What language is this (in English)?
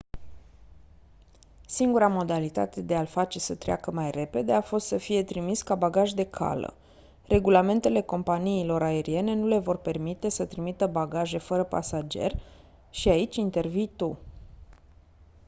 Romanian